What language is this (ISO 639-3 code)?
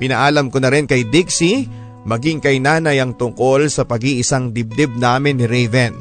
fil